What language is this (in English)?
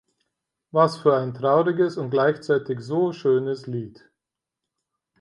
German